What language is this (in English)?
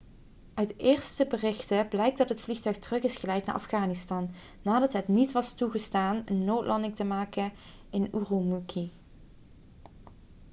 Dutch